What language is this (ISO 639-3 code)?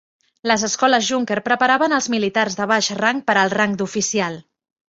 cat